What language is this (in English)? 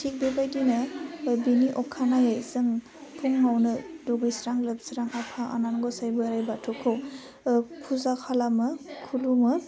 Bodo